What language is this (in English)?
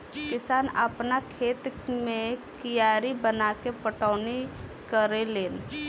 Bhojpuri